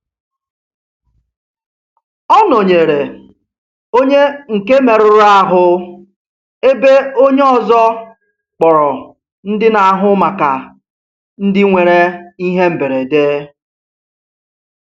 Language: Igbo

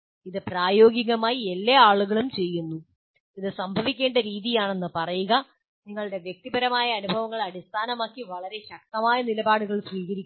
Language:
Malayalam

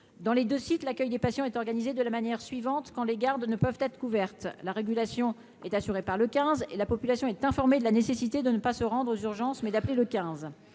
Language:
French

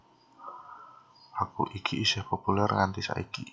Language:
Javanese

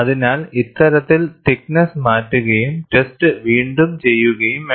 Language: Malayalam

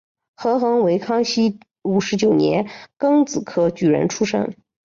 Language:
Chinese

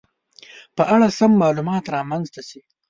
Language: Pashto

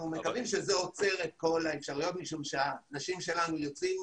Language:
Hebrew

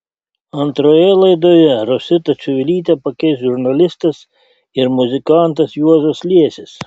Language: Lithuanian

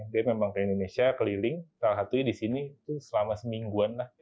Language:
Indonesian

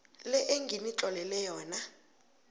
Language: South Ndebele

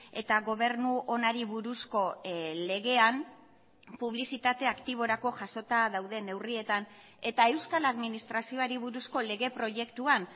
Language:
Basque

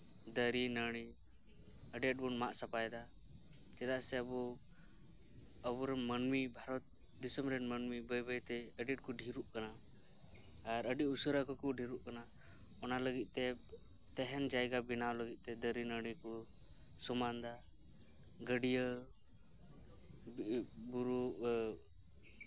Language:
Santali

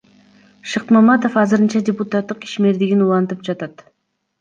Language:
Kyrgyz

